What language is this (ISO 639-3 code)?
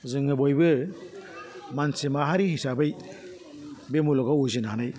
brx